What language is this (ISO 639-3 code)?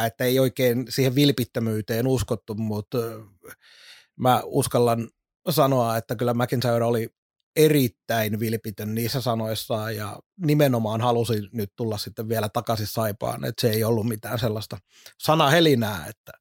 fin